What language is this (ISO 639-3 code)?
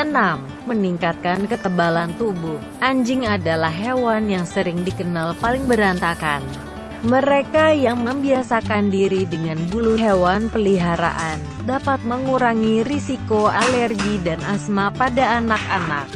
ind